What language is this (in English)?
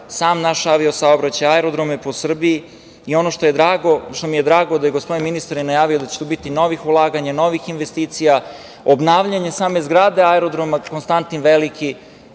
Serbian